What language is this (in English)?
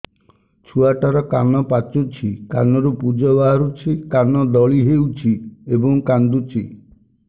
Odia